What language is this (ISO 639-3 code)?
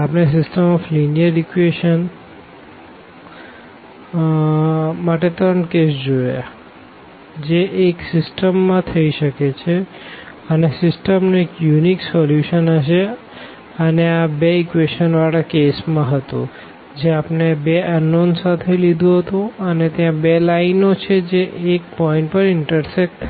guj